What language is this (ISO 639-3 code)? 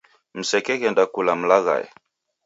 dav